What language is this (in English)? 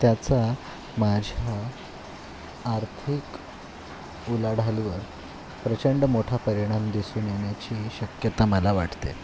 Marathi